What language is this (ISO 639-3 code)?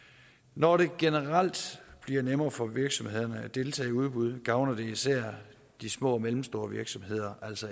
dan